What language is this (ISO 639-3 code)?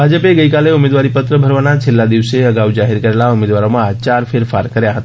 guj